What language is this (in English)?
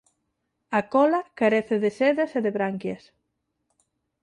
Galician